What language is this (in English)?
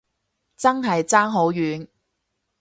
Cantonese